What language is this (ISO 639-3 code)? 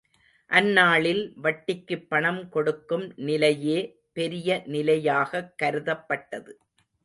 tam